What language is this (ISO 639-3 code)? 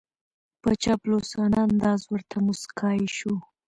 pus